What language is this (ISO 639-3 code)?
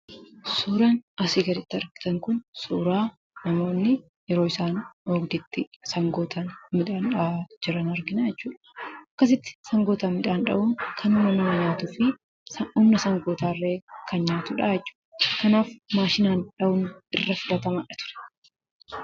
orm